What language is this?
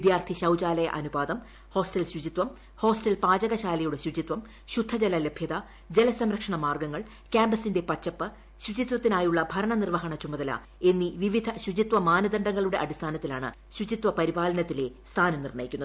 Malayalam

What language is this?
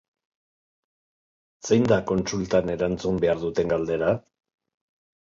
Basque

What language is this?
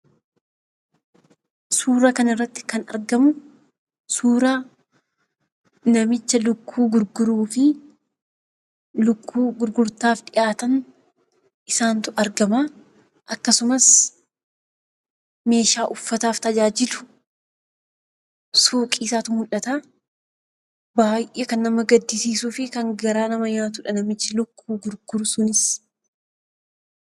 Oromo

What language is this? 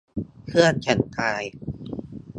Thai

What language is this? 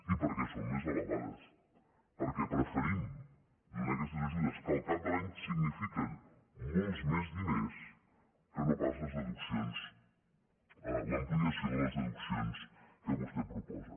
Catalan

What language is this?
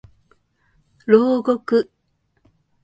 Japanese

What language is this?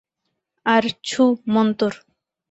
Bangla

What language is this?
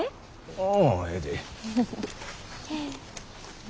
Japanese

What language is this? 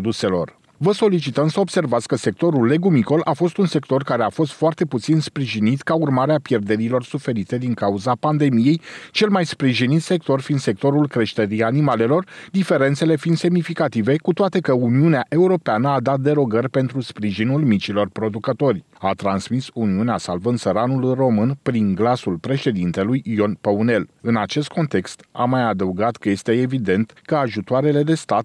Romanian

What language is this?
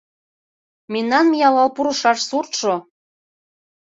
Mari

